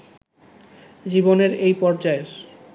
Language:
Bangla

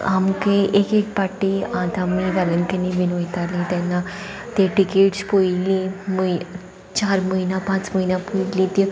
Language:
Konkani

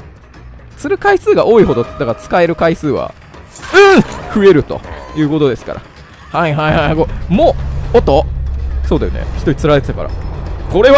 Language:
Japanese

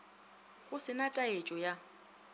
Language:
Northern Sotho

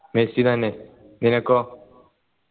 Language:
Malayalam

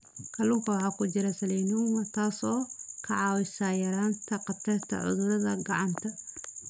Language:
Somali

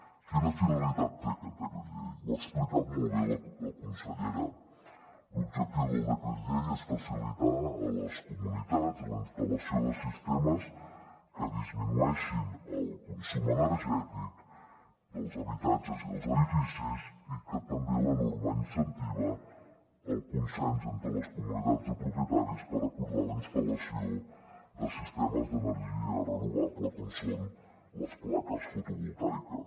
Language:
Catalan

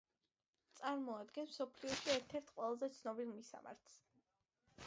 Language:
Georgian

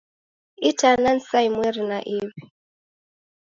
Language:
Taita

